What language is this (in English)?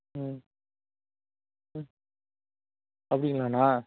Tamil